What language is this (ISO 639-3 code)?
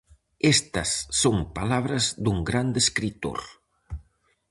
glg